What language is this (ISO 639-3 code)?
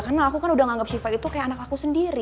ind